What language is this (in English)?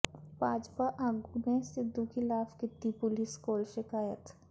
Punjabi